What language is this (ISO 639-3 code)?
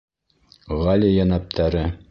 bak